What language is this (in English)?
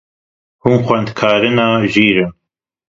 Kurdish